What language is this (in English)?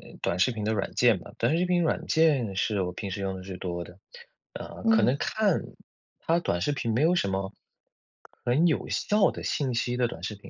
Chinese